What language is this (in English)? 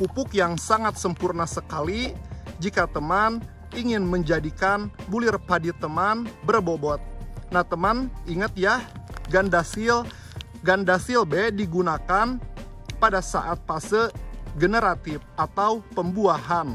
Indonesian